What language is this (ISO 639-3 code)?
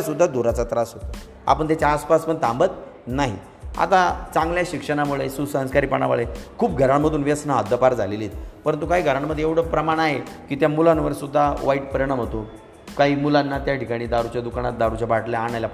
mar